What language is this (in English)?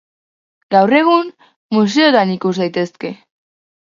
Basque